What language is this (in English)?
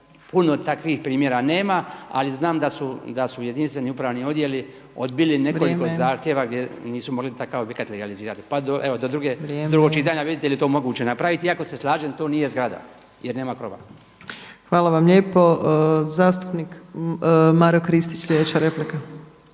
Croatian